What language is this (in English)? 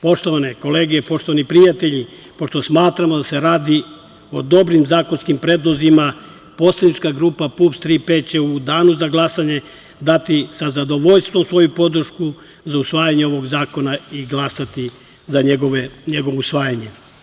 Serbian